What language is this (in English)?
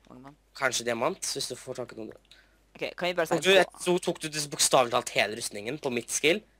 Norwegian